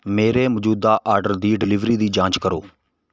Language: Punjabi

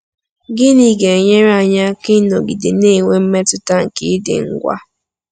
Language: Igbo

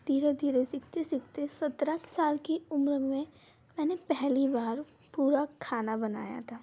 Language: Hindi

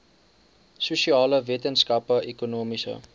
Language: Afrikaans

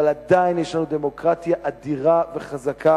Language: Hebrew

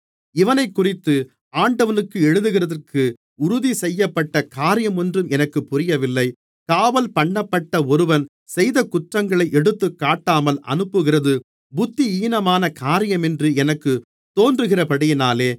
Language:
Tamil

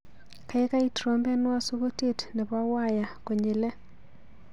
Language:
Kalenjin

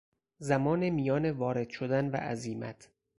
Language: Persian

